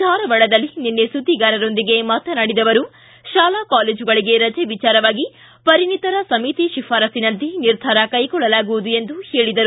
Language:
Kannada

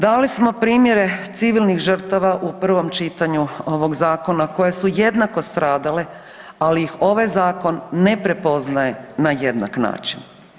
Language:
Croatian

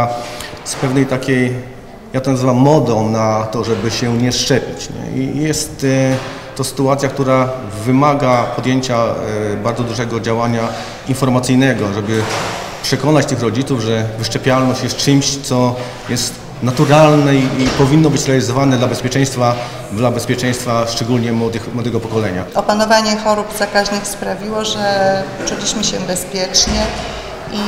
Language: Polish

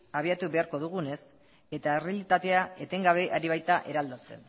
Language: Basque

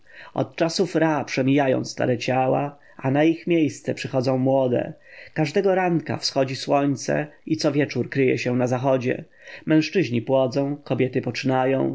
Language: Polish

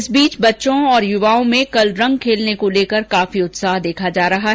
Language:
Hindi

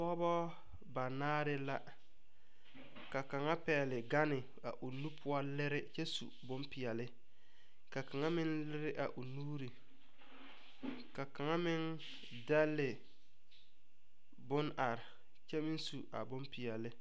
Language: Southern Dagaare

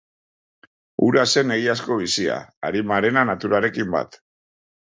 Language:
Basque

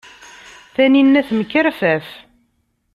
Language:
Kabyle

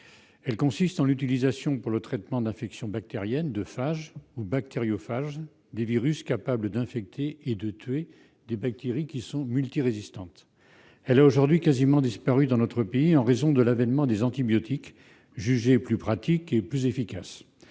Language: French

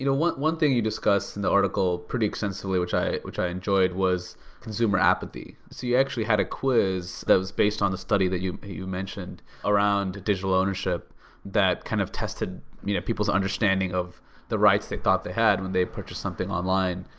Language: English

